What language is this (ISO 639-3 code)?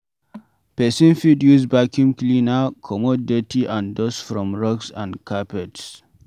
pcm